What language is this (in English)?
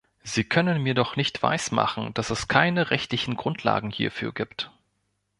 German